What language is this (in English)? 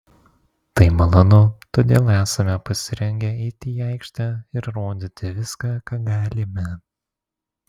Lithuanian